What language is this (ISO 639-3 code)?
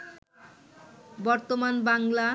ben